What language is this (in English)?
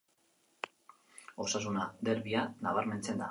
Basque